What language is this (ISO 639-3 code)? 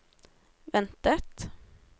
nor